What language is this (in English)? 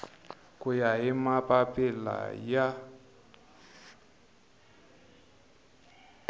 Tsonga